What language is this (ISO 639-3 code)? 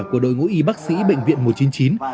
vie